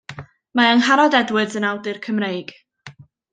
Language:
Welsh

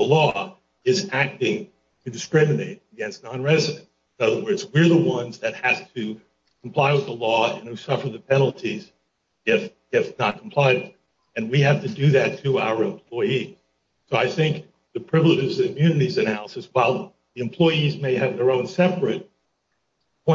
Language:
English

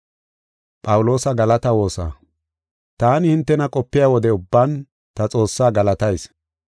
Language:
Gofa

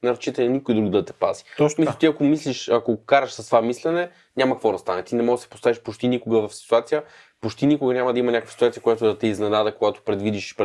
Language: Bulgarian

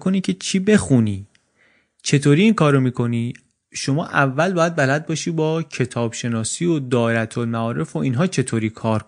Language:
Persian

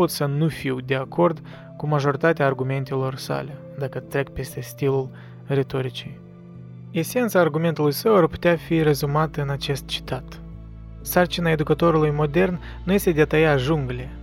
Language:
Romanian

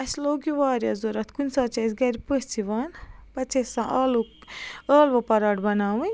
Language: Kashmiri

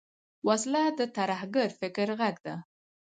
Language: Pashto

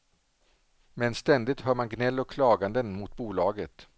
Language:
Swedish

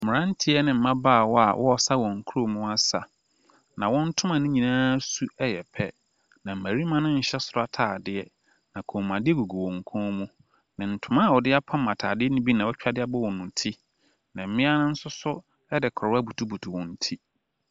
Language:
Akan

